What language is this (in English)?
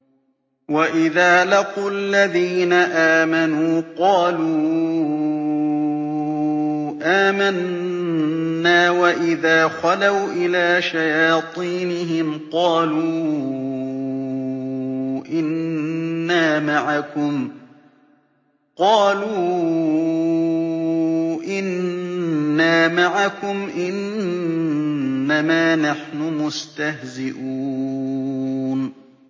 Arabic